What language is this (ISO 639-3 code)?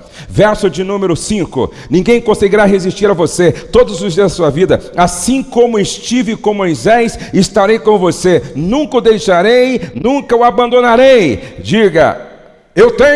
por